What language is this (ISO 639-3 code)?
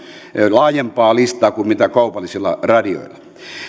fin